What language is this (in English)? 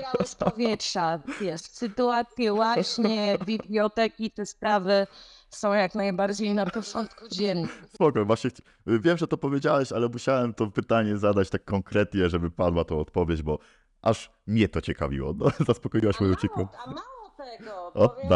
Polish